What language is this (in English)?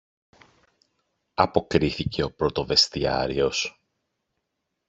Greek